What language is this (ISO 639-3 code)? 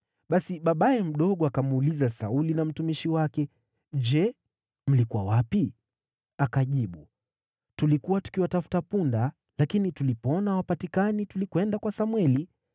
swa